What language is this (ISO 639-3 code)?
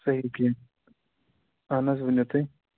kas